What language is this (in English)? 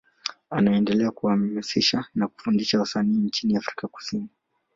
Swahili